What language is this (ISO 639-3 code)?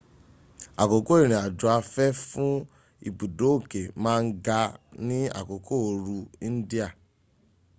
yor